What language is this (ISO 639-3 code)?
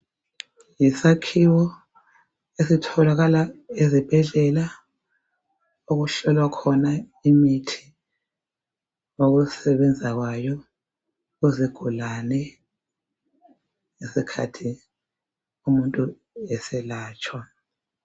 nde